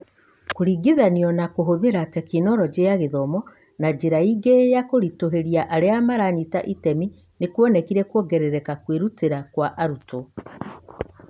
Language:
Kikuyu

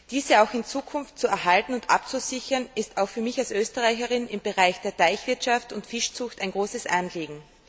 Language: German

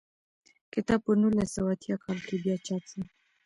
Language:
Pashto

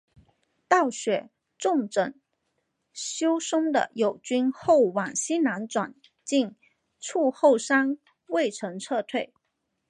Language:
Chinese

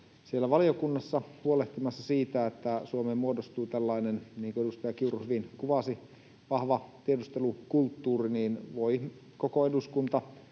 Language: Finnish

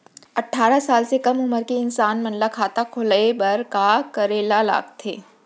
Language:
Chhattisgarhi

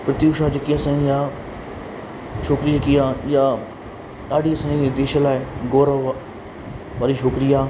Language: Sindhi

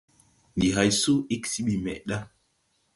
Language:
Tupuri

